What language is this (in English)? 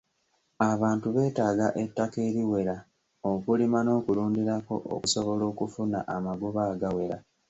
Ganda